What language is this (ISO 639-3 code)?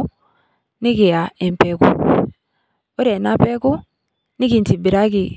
mas